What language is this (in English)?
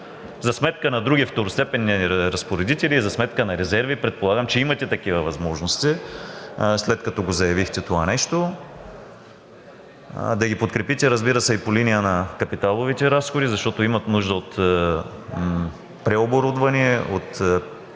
Bulgarian